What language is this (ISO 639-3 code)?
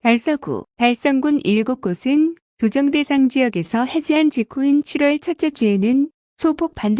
kor